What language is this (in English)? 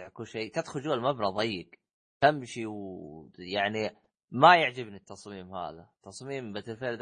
Arabic